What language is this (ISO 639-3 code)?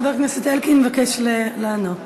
heb